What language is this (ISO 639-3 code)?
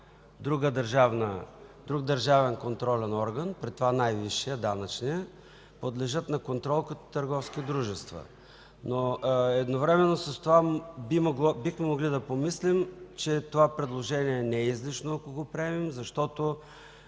bul